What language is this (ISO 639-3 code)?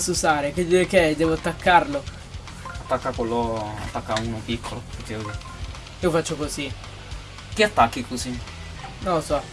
ita